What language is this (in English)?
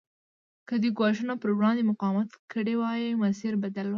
Pashto